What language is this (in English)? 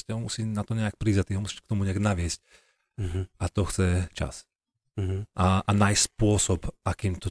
Slovak